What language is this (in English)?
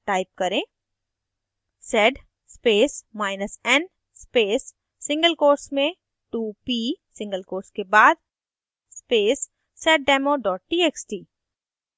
Hindi